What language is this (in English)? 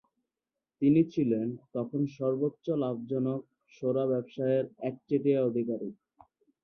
Bangla